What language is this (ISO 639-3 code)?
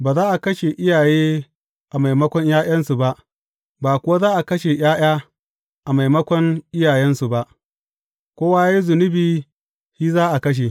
hau